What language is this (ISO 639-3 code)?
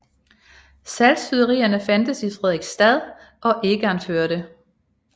dan